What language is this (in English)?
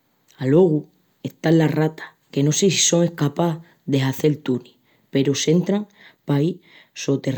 Extremaduran